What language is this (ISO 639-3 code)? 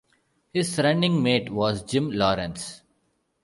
eng